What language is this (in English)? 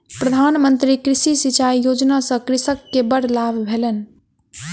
Maithili